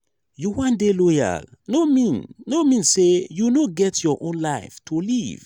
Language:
Nigerian Pidgin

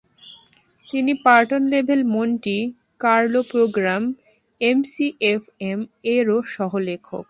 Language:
Bangla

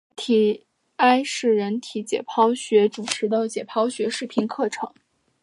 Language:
Chinese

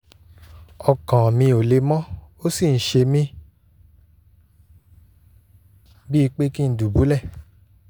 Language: Yoruba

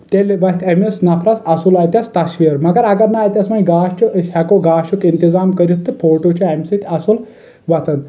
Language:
Kashmiri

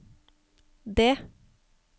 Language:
Norwegian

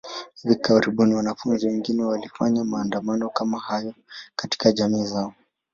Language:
Swahili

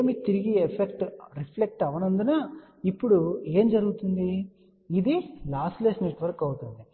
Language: Telugu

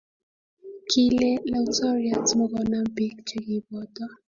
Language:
Kalenjin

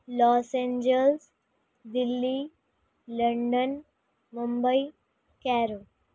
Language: Urdu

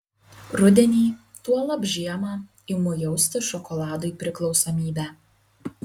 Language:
Lithuanian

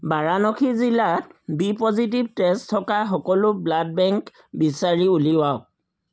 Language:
Assamese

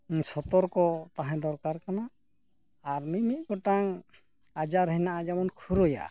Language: Santali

